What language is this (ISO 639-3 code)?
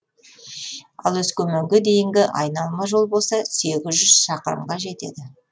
kaz